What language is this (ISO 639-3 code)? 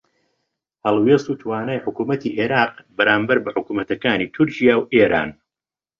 ckb